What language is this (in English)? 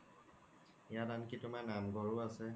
Assamese